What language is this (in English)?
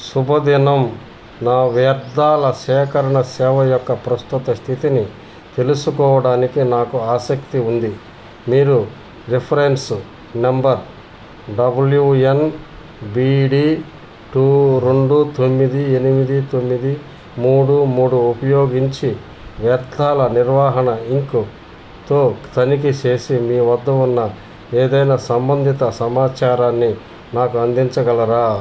Telugu